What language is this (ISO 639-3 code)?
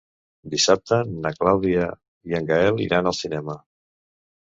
cat